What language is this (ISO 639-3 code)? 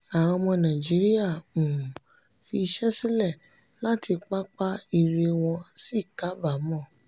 yor